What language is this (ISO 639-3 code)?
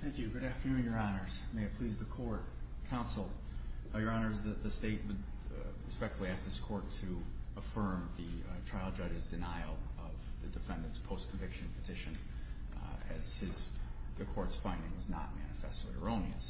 eng